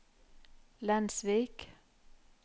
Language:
Norwegian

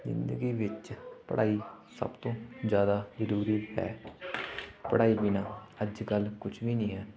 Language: Punjabi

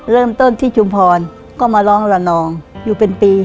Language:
Thai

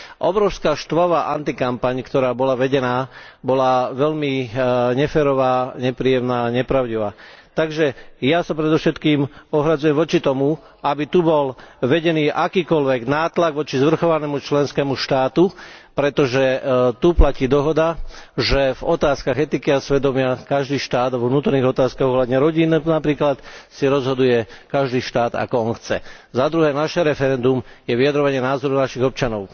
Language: Slovak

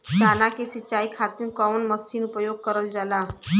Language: Bhojpuri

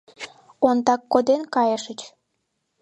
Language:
Mari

